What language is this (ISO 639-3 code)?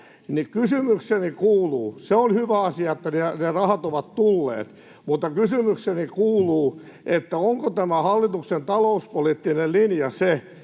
fin